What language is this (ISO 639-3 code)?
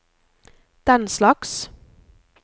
nor